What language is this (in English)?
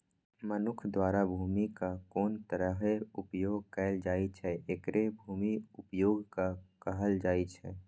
Maithili